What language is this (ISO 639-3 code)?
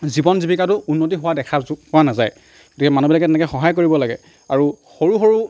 asm